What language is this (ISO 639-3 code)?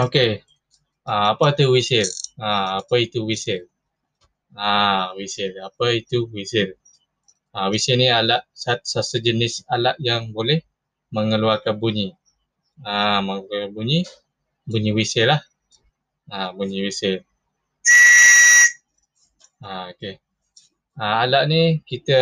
msa